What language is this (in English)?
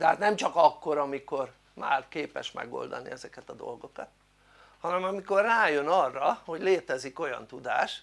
Hungarian